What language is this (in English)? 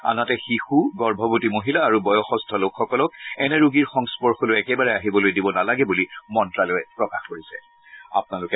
Assamese